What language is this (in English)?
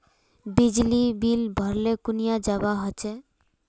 Magahi